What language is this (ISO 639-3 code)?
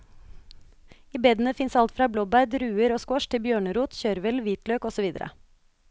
nor